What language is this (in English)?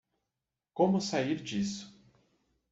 Portuguese